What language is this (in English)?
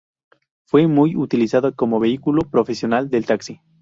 Spanish